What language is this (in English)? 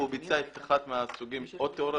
Hebrew